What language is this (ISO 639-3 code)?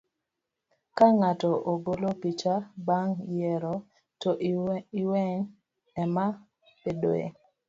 luo